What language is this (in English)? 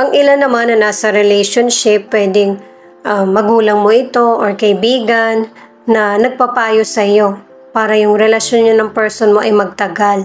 Filipino